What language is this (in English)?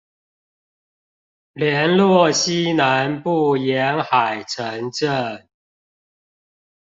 Chinese